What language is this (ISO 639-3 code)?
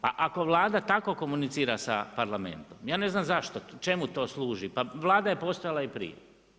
hrv